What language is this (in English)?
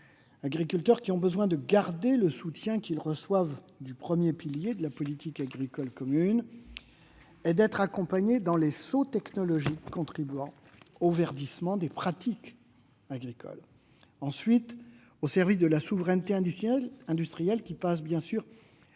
French